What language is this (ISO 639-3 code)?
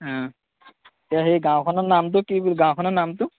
asm